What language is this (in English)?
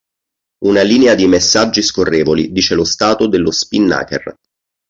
Italian